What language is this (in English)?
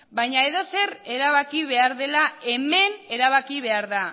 Basque